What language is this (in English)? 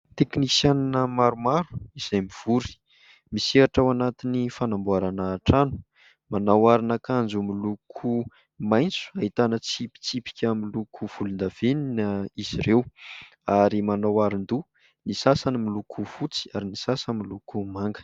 Malagasy